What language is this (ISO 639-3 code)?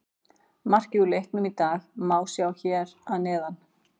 isl